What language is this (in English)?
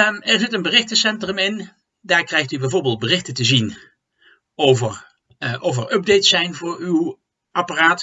Dutch